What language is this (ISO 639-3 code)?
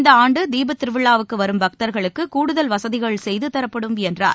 tam